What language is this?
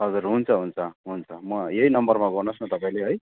Nepali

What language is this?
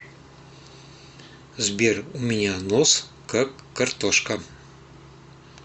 Russian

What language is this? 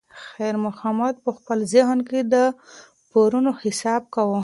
Pashto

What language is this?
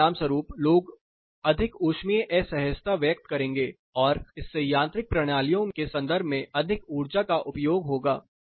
Hindi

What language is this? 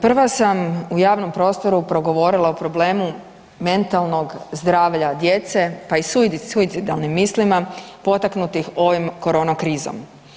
Croatian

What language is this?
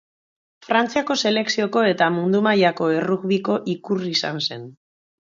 Basque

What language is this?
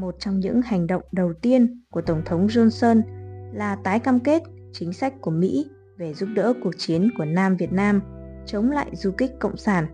Vietnamese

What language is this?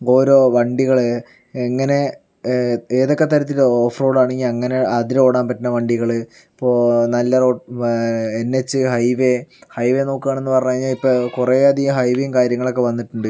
Malayalam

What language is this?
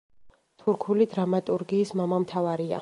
Georgian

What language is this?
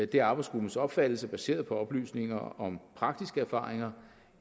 Danish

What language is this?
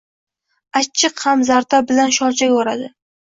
Uzbek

